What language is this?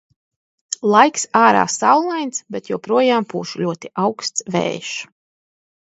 Latvian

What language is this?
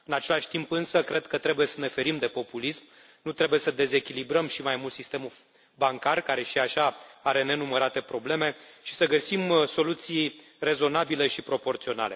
Romanian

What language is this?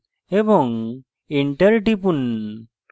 Bangla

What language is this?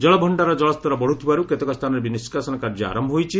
Odia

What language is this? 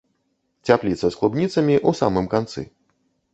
Belarusian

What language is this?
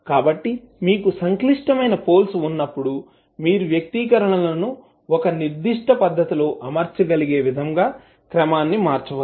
Telugu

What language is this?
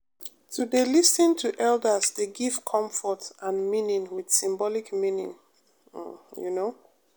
Nigerian Pidgin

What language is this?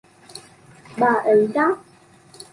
Vietnamese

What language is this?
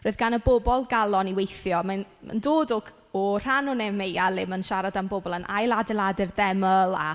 Welsh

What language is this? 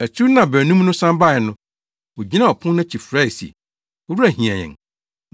Akan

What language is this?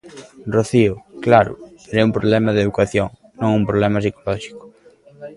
Galician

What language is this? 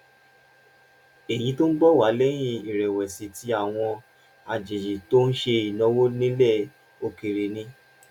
Yoruba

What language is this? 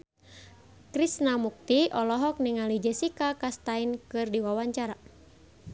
Sundanese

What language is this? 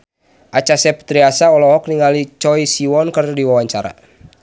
Sundanese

